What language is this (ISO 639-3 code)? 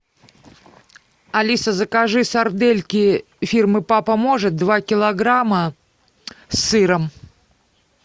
rus